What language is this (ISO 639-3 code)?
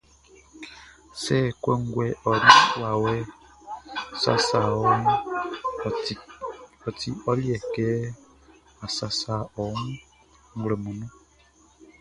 bci